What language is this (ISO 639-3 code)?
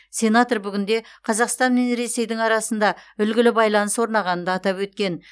kaz